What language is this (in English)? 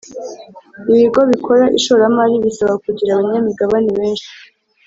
Kinyarwanda